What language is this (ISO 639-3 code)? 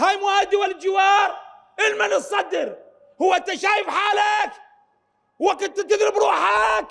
ara